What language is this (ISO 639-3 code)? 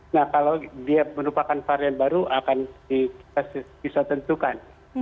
ind